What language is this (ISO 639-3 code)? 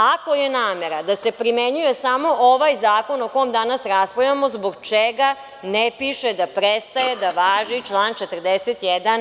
srp